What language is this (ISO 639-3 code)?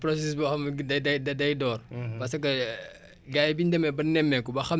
wol